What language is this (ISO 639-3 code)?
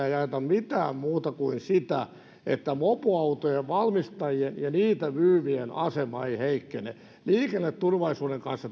fin